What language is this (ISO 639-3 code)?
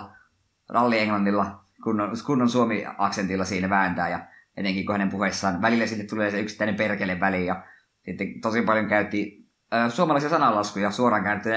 fin